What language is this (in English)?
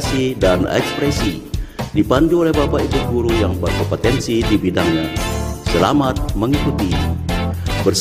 Indonesian